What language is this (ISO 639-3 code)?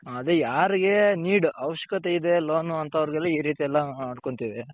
kan